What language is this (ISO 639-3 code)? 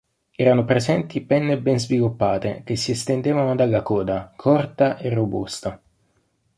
ita